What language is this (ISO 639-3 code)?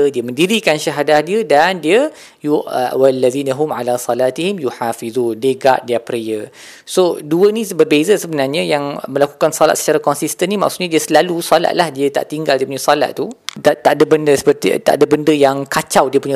msa